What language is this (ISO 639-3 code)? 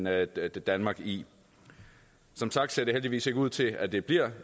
dan